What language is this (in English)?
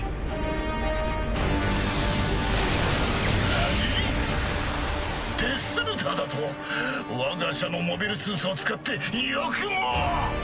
Japanese